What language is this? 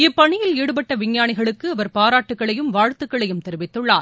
Tamil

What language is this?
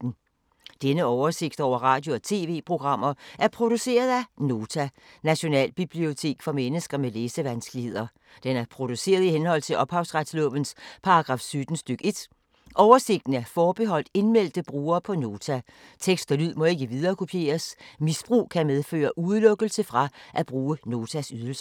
Danish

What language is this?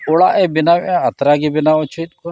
Santali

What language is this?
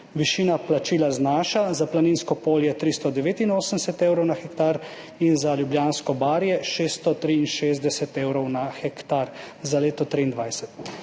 Slovenian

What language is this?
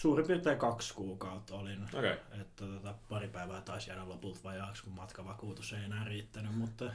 Finnish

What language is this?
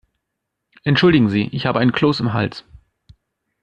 German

